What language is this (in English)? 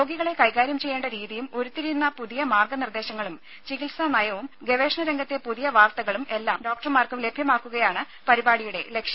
Malayalam